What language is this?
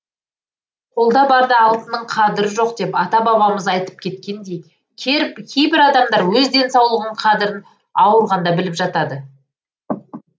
Kazakh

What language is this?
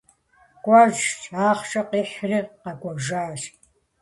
Kabardian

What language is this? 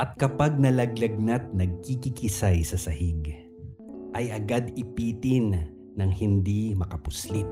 Filipino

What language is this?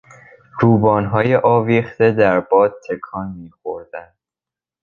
Persian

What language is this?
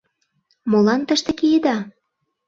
Mari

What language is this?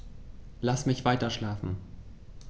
German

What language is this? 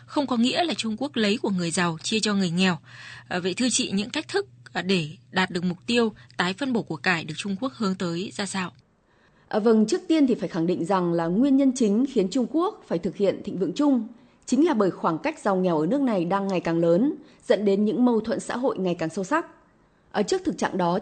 Vietnamese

